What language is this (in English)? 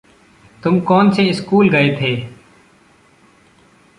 Hindi